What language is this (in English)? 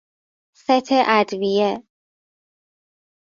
Persian